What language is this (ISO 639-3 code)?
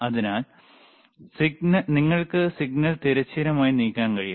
mal